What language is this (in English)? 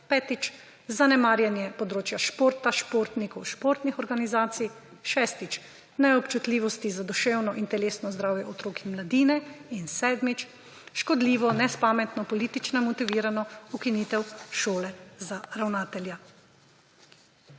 Slovenian